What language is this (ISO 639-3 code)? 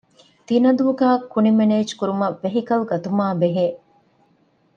div